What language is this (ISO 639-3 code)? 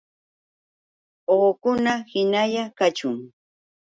qux